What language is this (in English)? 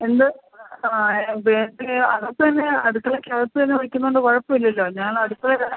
Malayalam